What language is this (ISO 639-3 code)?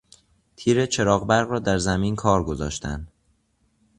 fas